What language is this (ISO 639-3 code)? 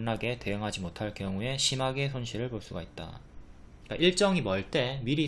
kor